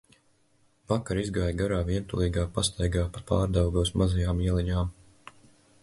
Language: Latvian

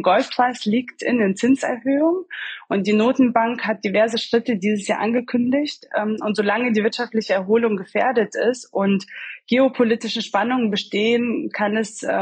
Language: German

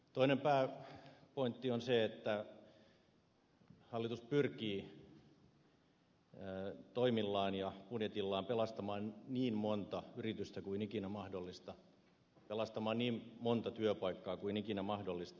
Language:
Finnish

